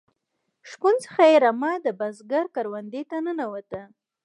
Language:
Pashto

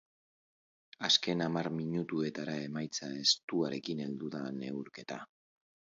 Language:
Basque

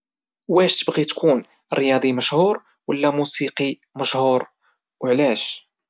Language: Moroccan Arabic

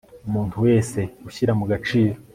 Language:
Kinyarwanda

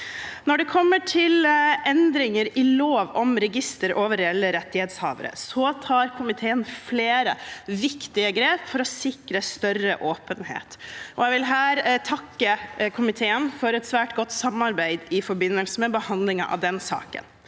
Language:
Norwegian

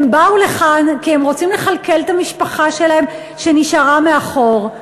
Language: Hebrew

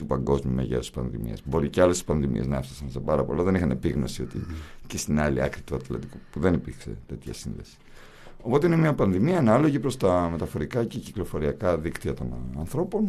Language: Greek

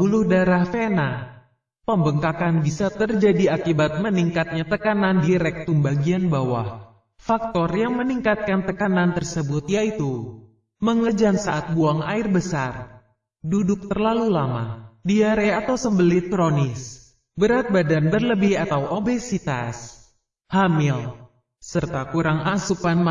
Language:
Indonesian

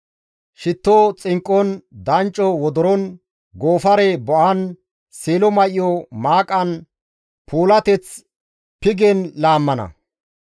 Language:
Gamo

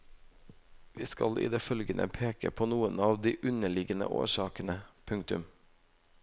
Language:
Norwegian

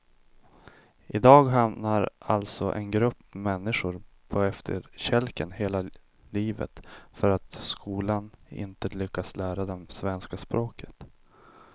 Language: Swedish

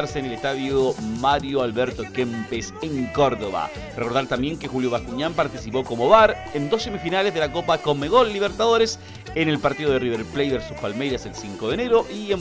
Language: Spanish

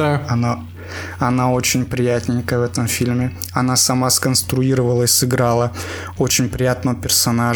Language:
Russian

